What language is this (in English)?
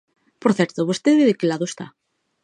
Galician